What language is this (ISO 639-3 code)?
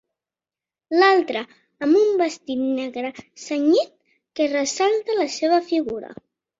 cat